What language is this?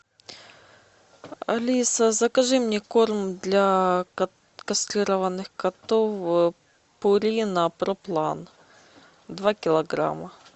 Russian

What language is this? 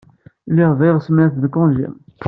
Kabyle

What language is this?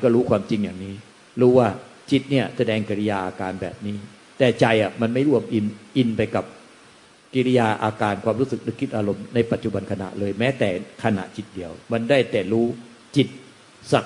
Thai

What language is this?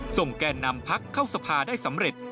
Thai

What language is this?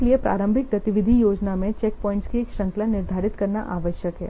Hindi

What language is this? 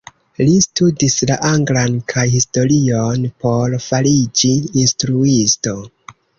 Esperanto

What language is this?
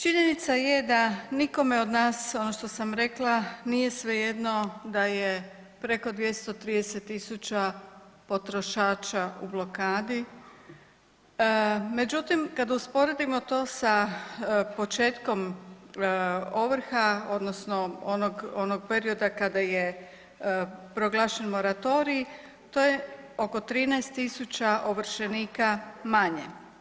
Croatian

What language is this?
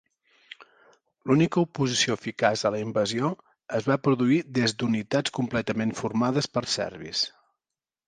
Catalan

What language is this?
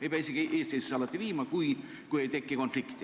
Estonian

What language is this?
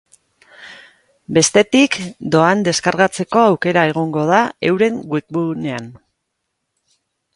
Basque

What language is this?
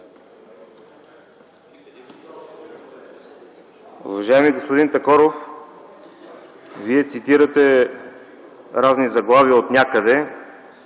Bulgarian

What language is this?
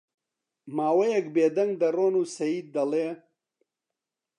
Central Kurdish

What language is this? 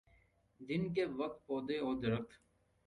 Urdu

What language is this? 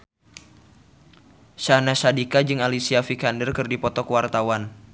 Sundanese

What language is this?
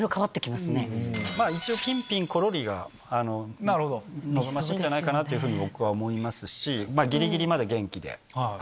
Japanese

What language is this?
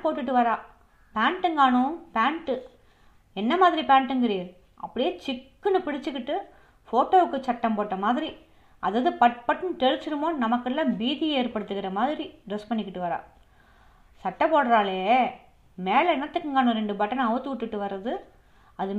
Tamil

